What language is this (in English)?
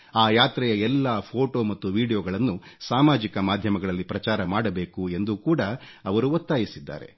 Kannada